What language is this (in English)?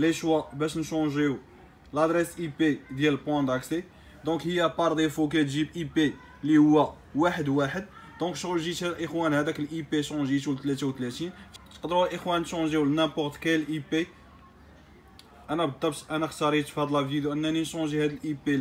Arabic